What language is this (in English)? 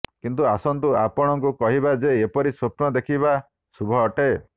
Odia